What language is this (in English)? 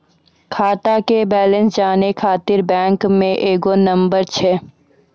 Maithili